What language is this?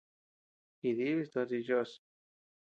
Tepeuxila Cuicatec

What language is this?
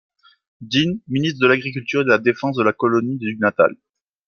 French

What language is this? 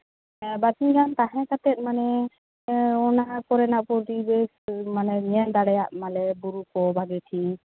Santali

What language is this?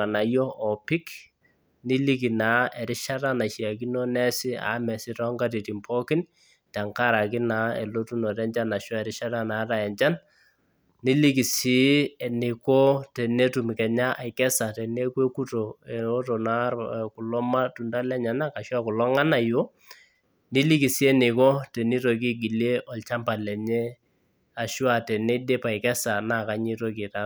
Masai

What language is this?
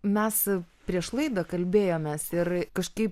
Lithuanian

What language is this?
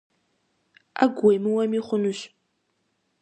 Kabardian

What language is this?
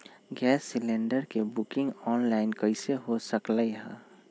Magahi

